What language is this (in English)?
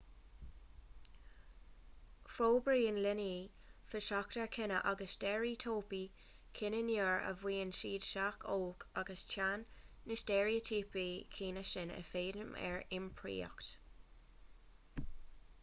Irish